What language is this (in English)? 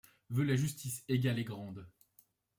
French